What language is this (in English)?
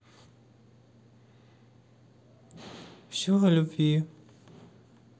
Russian